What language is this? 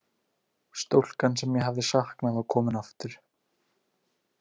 Icelandic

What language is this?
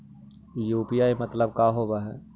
Magahi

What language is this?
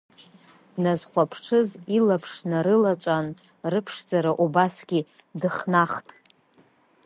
Abkhazian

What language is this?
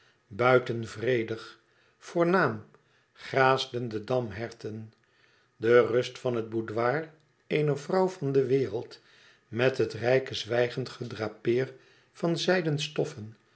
Dutch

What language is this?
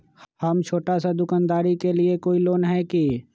Magahi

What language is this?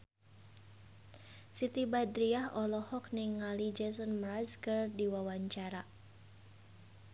Sundanese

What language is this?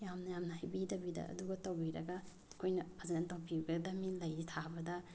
Manipuri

